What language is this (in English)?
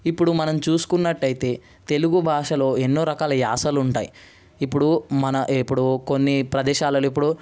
Telugu